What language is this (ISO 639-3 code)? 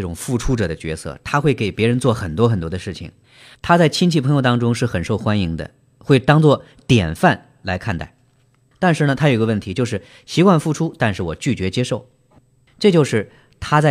zho